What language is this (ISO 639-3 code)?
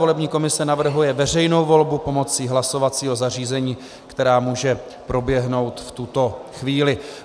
ces